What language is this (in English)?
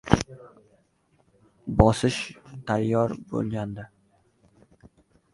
Uzbek